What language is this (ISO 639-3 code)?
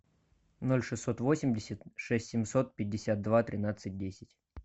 rus